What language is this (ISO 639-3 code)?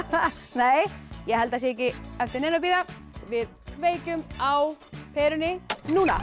isl